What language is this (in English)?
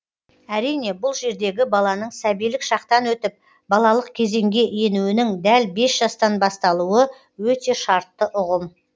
Kazakh